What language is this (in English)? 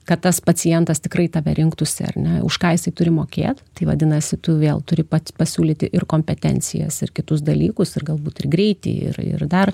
Lithuanian